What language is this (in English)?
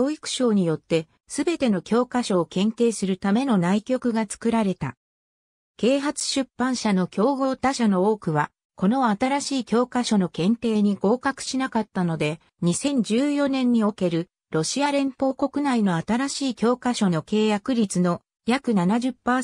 Japanese